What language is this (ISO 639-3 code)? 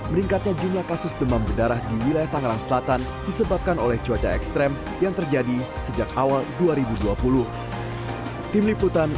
ind